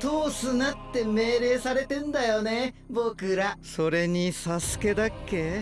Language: Japanese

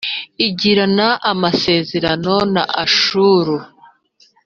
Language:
Kinyarwanda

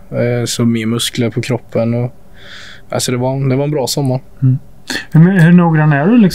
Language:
Swedish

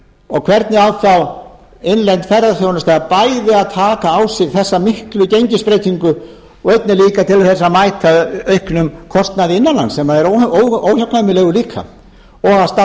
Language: Icelandic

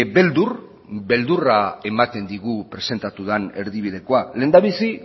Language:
Basque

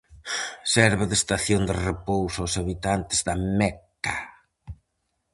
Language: Galician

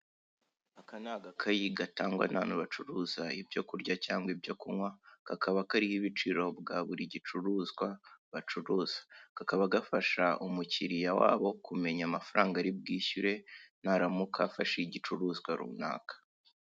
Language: Kinyarwanda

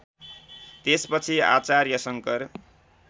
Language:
Nepali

